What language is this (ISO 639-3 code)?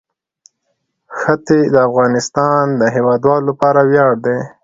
pus